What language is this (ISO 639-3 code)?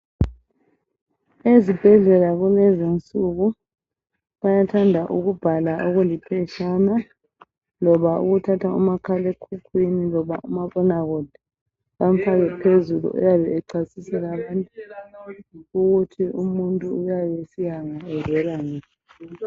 nde